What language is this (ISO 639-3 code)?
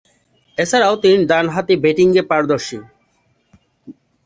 ben